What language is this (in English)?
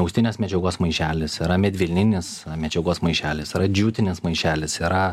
Lithuanian